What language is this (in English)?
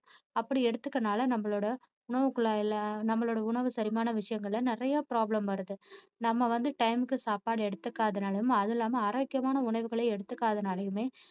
Tamil